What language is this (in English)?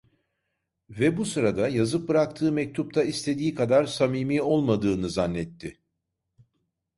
Turkish